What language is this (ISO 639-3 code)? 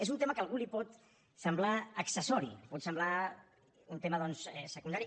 cat